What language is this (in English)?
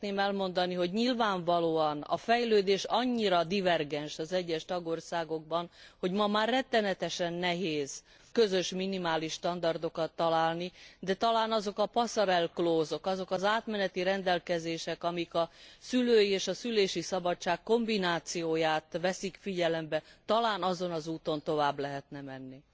Hungarian